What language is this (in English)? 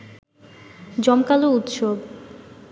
Bangla